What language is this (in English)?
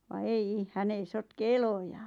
Finnish